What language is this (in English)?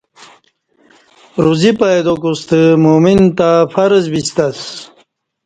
Kati